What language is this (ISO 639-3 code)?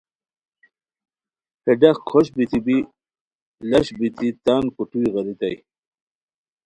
khw